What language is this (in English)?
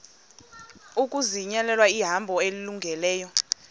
Xhosa